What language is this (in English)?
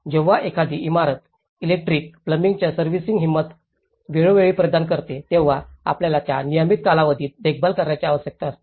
Marathi